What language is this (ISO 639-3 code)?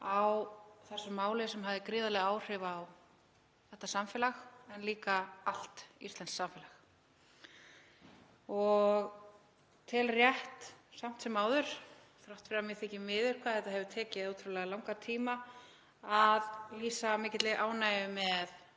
isl